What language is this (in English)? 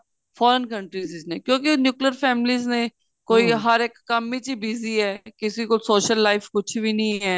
Punjabi